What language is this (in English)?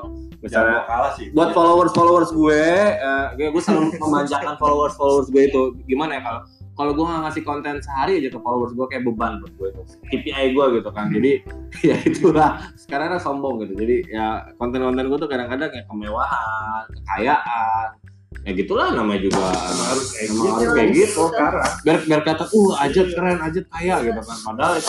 Indonesian